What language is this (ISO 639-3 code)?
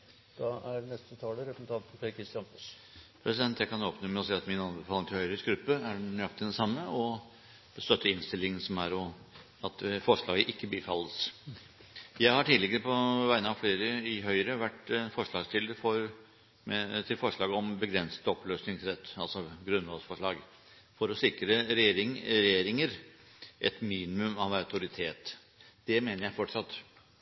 nor